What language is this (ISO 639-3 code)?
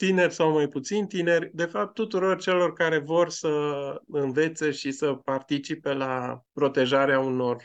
ron